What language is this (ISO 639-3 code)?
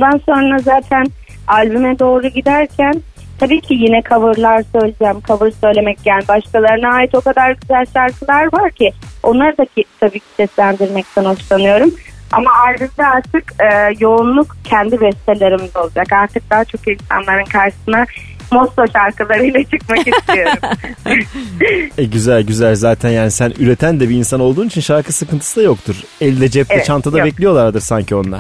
tur